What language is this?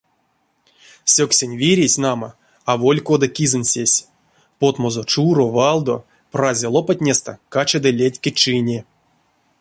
Erzya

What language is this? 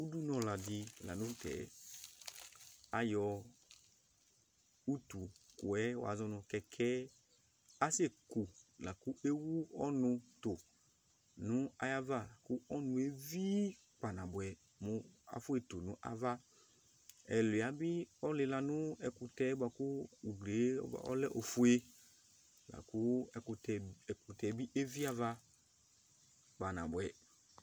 Ikposo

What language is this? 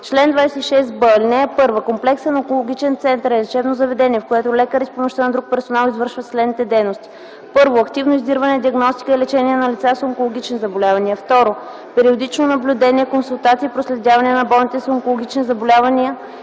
Bulgarian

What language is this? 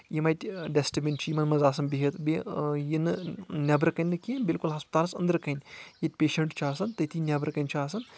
Kashmiri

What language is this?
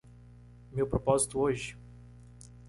Portuguese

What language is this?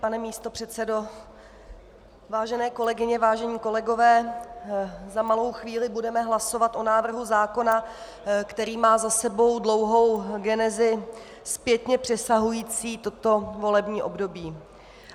Czech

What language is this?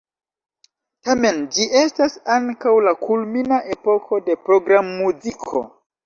Esperanto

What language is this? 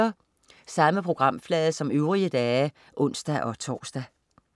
Danish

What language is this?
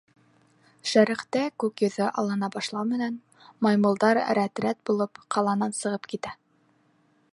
Bashkir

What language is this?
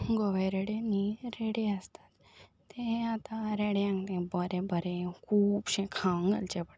Konkani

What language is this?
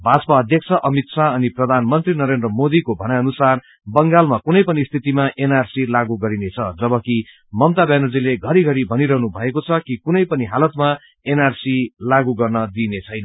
Nepali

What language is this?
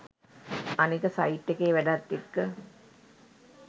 Sinhala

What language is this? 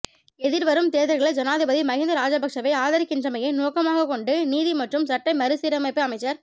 Tamil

